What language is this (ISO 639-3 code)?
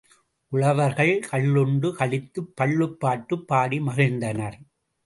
tam